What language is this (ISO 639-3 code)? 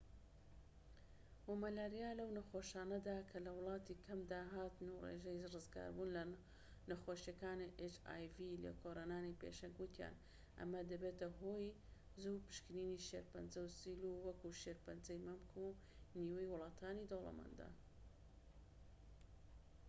ckb